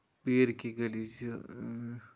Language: Kashmiri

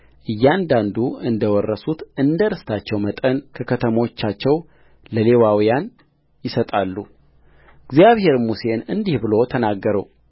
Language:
Amharic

